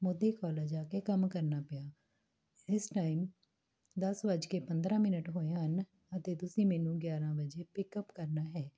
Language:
Punjabi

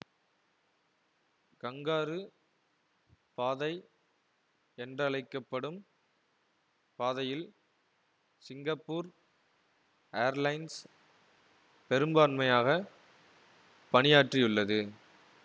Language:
Tamil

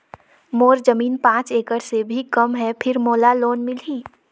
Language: Chhattisgarhi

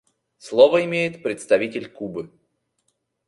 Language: Russian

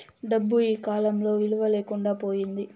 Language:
Telugu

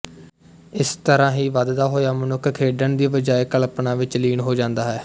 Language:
Punjabi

